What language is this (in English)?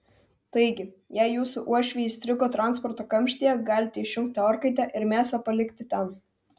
Lithuanian